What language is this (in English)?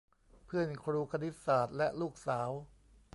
Thai